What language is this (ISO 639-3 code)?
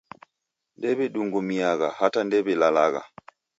dav